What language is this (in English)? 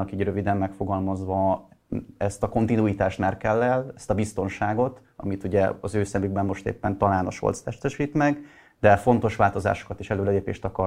Hungarian